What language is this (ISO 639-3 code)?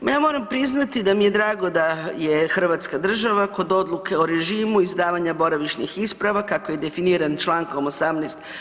hrv